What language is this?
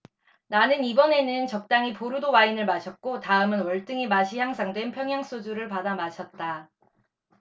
Korean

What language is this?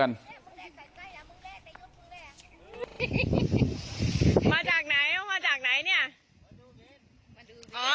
Thai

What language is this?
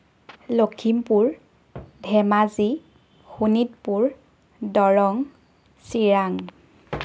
Assamese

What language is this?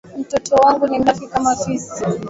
Swahili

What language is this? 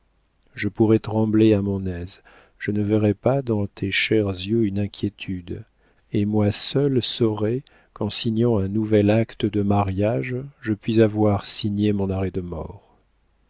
French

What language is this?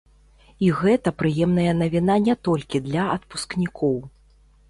Belarusian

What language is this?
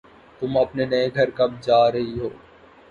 Urdu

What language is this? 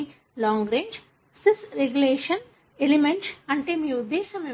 Telugu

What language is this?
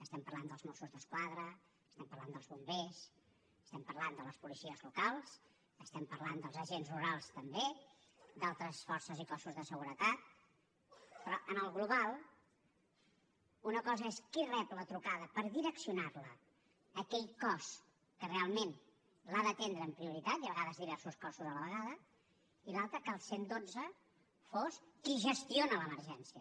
Catalan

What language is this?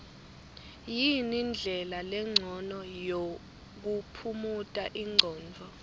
Swati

